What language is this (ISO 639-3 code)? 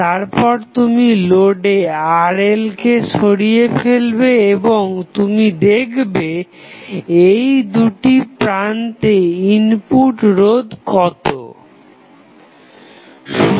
ben